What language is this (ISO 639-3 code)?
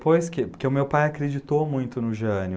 por